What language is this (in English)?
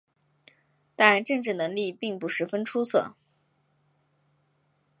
Chinese